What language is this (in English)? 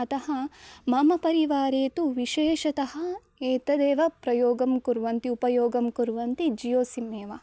Sanskrit